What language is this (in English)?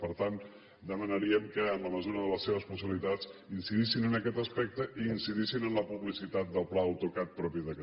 Catalan